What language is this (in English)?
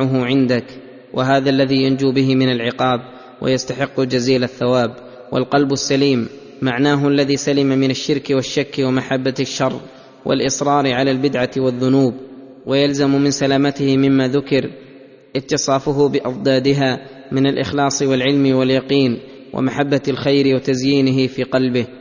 Arabic